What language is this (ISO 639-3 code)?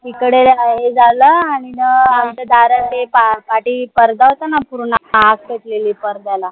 mar